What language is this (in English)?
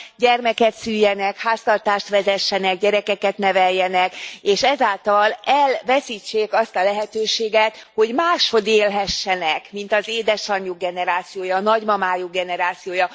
Hungarian